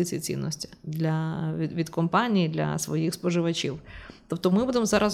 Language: Ukrainian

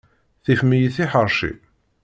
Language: Kabyle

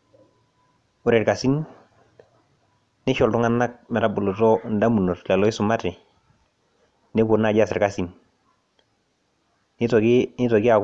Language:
Masai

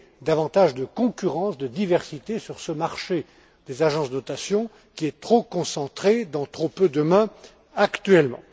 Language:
French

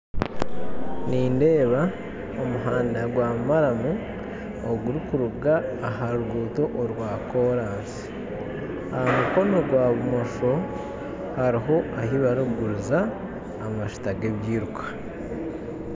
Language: Nyankole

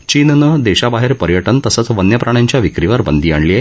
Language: Marathi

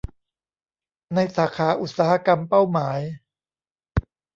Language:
Thai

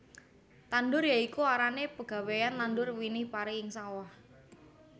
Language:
Javanese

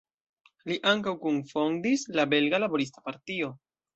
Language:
Esperanto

